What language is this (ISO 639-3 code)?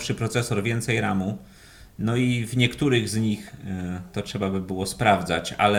pol